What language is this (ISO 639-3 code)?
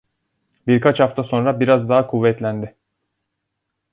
tur